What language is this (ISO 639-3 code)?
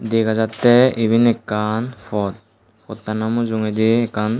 ccp